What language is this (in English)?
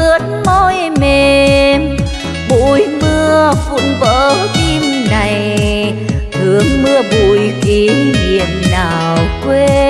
Vietnamese